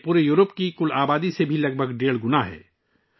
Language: Urdu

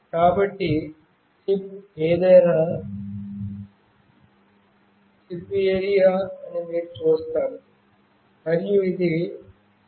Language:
Telugu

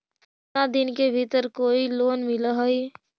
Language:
Magahi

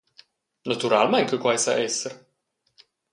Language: Romansh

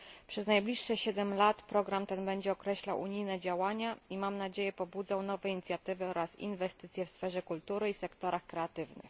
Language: Polish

